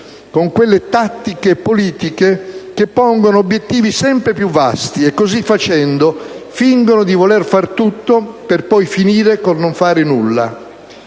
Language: Italian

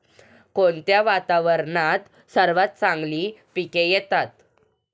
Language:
Marathi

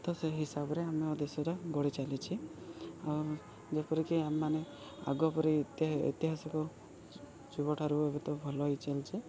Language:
Odia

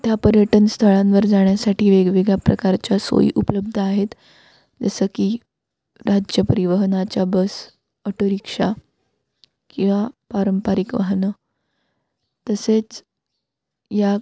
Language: Marathi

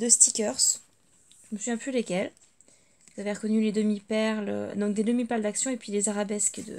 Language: French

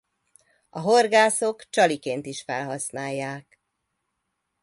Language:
Hungarian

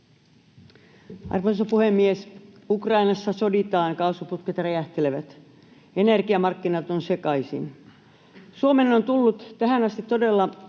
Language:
Finnish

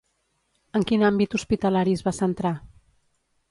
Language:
Catalan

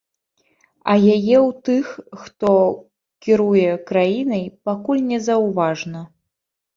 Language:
Belarusian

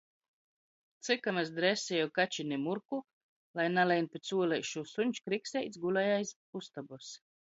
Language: Latgalian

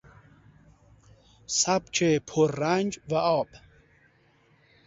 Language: Persian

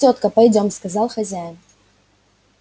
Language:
Russian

